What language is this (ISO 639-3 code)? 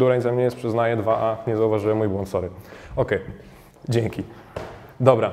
pol